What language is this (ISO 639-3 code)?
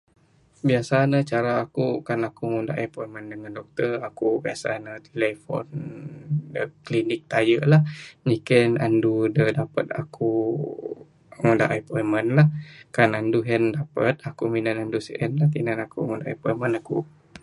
sdo